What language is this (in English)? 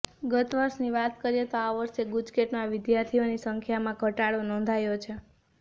Gujarati